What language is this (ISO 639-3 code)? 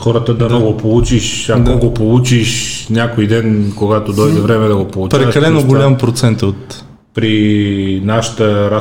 bul